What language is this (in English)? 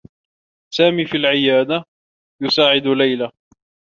Arabic